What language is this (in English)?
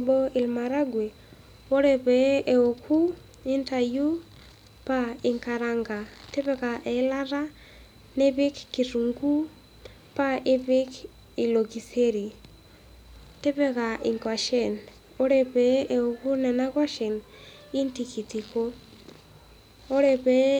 Masai